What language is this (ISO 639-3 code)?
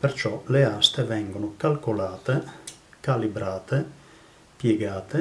ita